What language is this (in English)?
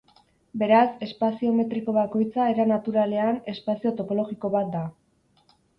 Basque